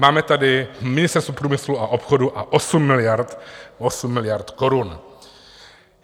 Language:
Czech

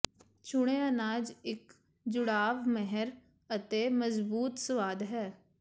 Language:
Punjabi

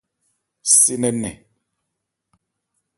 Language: Ebrié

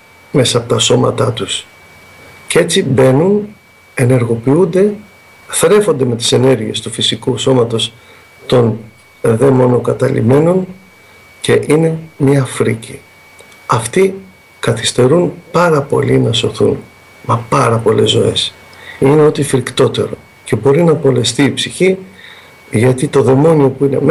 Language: Greek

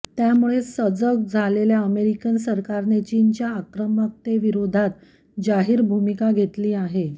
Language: Marathi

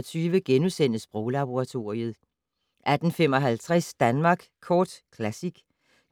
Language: Danish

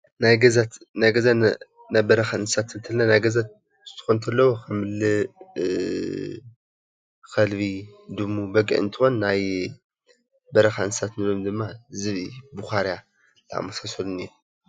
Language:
Tigrinya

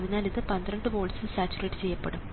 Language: Malayalam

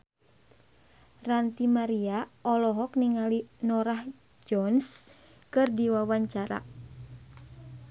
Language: Sundanese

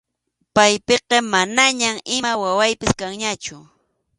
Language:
Arequipa-La Unión Quechua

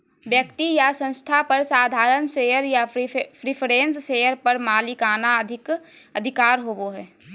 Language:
Magahi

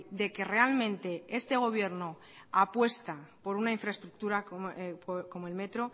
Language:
Spanish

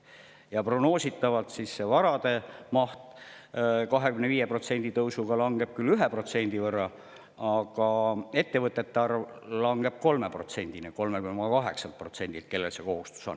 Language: Estonian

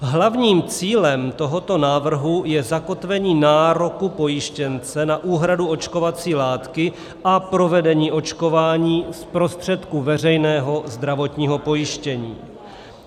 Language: Czech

